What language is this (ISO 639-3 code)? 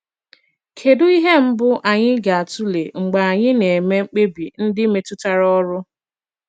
ibo